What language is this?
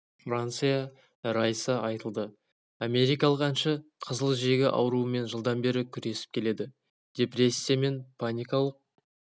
Kazakh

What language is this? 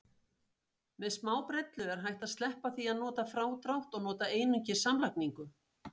Icelandic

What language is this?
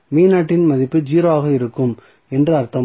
Tamil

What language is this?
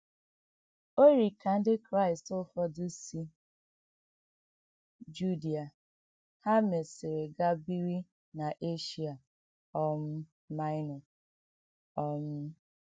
Igbo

